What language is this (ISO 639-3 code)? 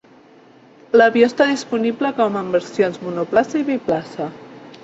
cat